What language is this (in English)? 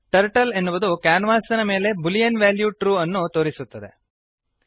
Kannada